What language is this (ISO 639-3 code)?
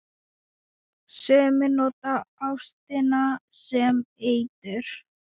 isl